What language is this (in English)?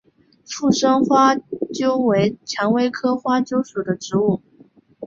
Chinese